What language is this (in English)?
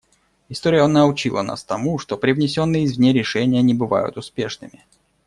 Russian